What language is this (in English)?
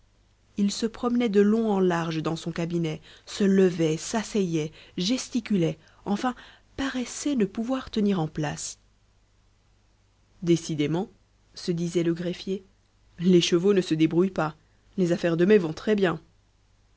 French